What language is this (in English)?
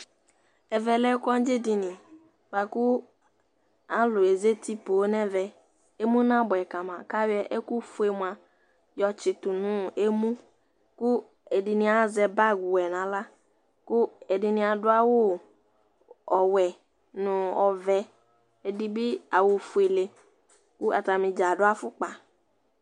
Ikposo